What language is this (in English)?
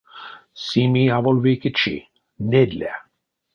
Erzya